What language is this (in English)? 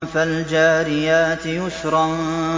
Arabic